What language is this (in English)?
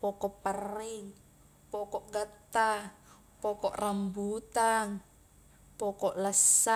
Highland Konjo